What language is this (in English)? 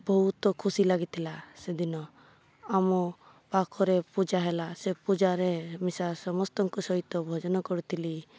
Odia